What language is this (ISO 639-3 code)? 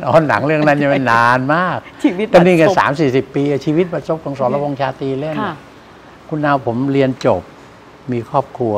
tha